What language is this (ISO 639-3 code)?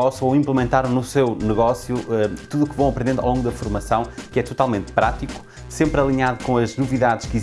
por